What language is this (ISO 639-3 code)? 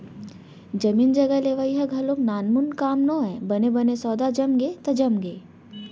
hne